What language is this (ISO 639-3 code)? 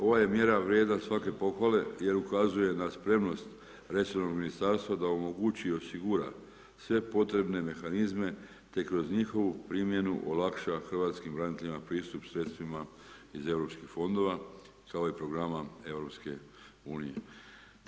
hrv